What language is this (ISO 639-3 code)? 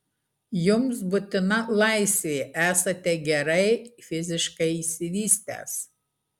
lit